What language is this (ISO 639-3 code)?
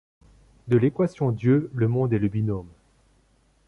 fra